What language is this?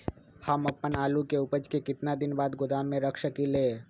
Magahi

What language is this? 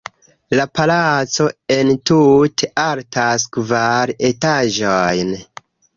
Esperanto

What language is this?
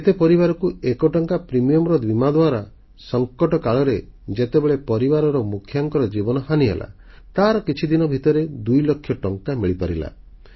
Odia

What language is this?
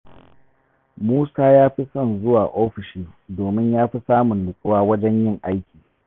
Hausa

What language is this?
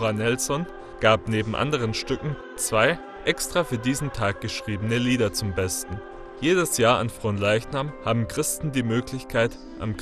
German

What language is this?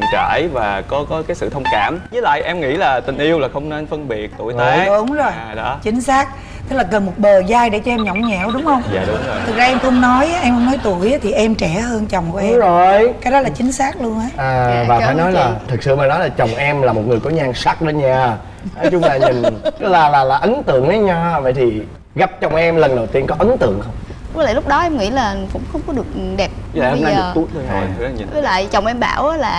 Vietnamese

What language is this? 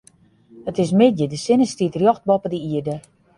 Western Frisian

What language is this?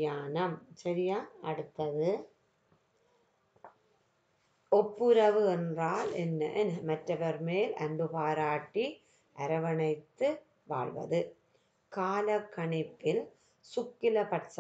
Turkish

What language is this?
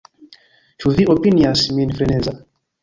Esperanto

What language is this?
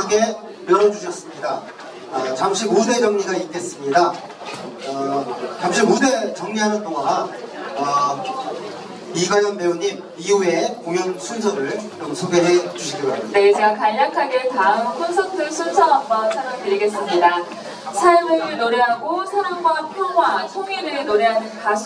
Korean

